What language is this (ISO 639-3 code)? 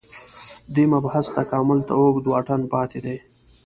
pus